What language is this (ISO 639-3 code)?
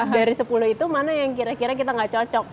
ind